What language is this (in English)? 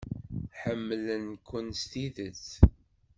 Kabyle